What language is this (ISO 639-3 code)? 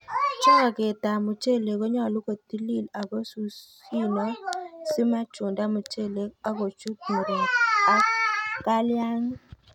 kln